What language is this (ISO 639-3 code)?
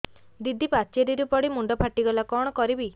ori